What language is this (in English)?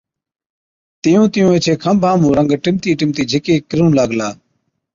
Od